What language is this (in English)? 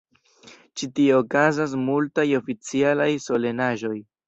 Esperanto